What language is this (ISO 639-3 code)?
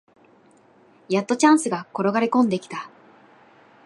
jpn